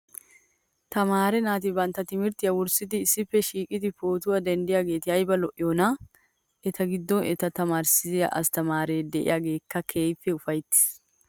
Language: Wolaytta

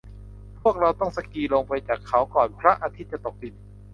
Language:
Thai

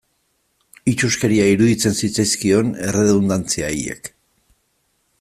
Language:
Basque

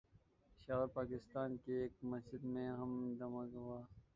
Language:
Urdu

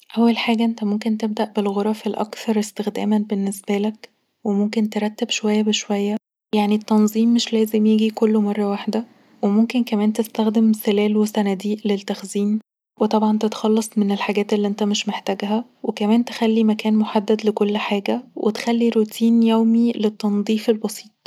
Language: Egyptian Arabic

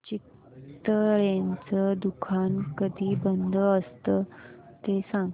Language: Marathi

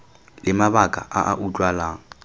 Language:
Tswana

